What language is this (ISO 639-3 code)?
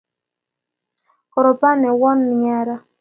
kln